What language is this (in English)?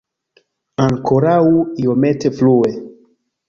Esperanto